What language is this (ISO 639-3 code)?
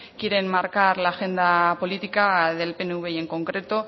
spa